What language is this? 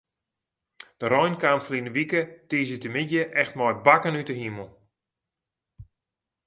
Western Frisian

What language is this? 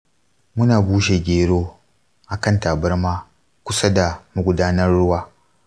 Hausa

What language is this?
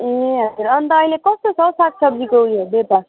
Nepali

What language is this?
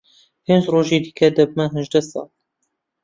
Central Kurdish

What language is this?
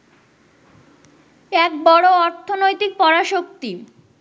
Bangla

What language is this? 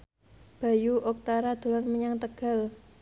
Javanese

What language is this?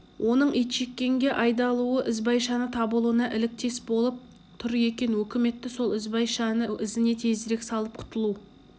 Kazakh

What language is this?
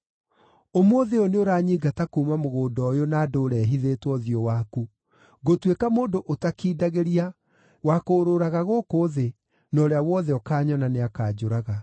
Kikuyu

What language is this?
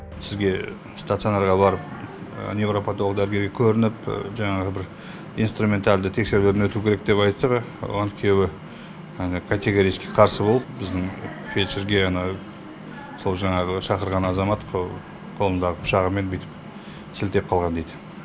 Kazakh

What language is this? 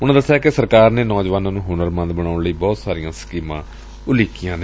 Punjabi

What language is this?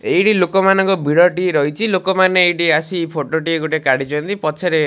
Odia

